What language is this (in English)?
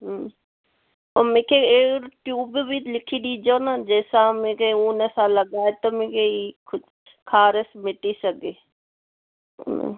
Sindhi